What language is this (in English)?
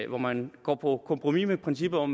Danish